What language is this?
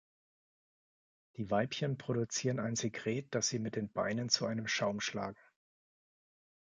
German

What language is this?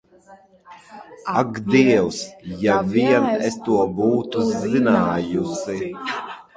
Latvian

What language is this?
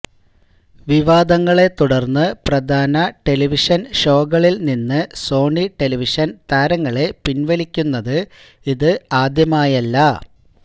Malayalam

